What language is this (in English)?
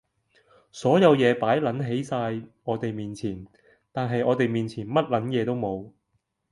Cantonese